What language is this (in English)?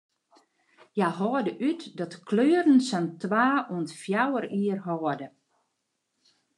Western Frisian